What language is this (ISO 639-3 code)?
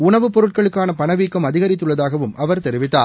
tam